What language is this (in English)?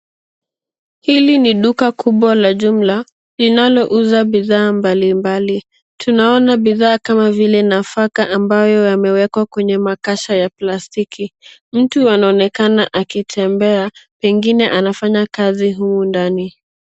Swahili